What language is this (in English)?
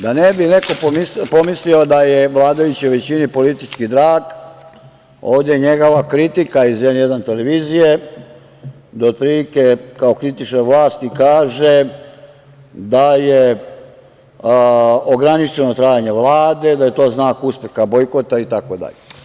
Serbian